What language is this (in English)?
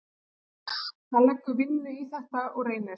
Icelandic